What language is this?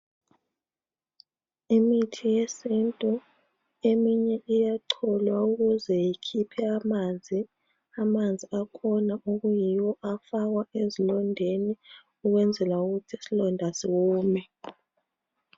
North Ndebele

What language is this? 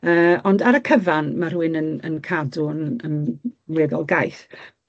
Welsh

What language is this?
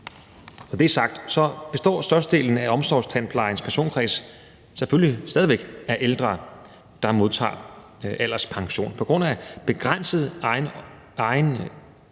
Danish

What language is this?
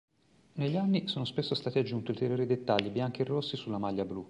Italian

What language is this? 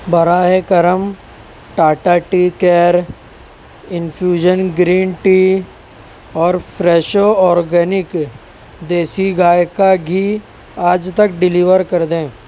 Urdu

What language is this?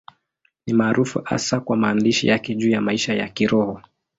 Swahili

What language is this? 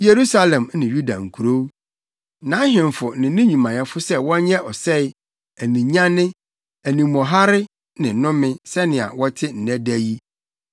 Akan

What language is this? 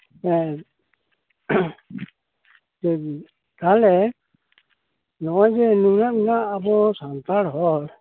Santali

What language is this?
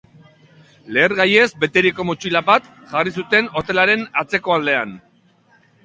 Basque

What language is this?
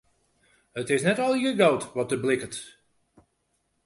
Western Frisian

